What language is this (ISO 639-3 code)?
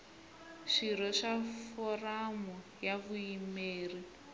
tso